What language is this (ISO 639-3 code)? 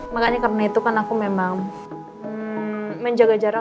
ind